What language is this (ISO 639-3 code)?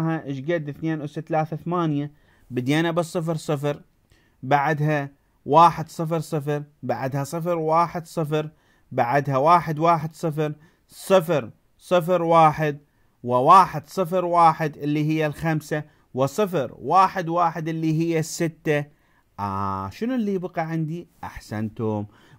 ara